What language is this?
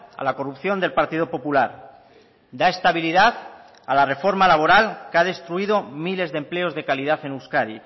Spanish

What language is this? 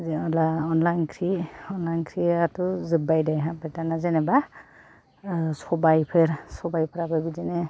Bodo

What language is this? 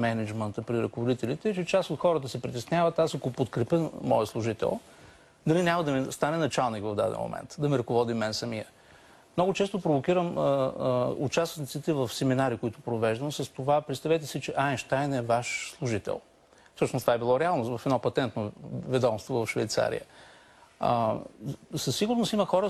Bulgarian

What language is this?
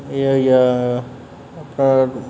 Dogri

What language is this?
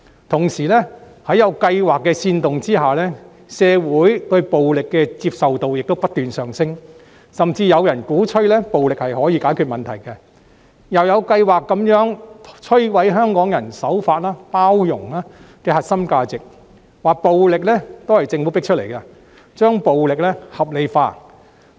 Cantonese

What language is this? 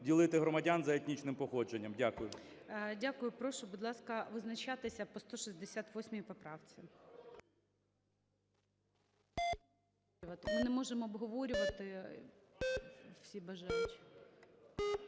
Ukrainian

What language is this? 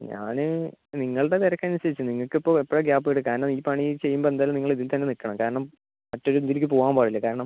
Malayalam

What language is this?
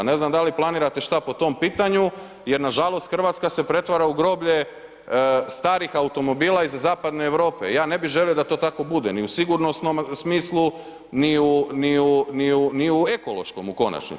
Croatian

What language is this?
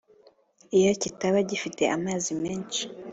Kinyarwanda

